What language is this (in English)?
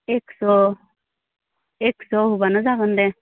Bodo